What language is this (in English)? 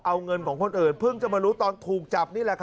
Thai